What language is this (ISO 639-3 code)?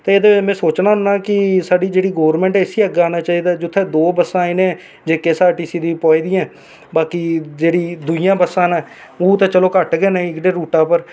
doi